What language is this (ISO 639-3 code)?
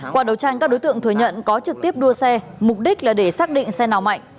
vie